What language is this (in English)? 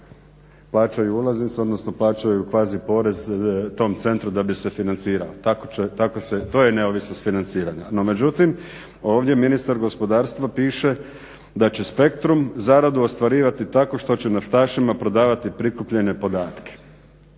Croatian